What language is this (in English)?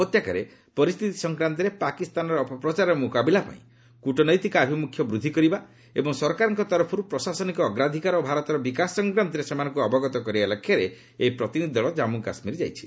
Odia